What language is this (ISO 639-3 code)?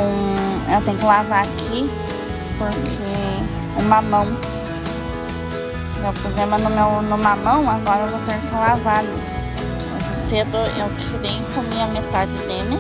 por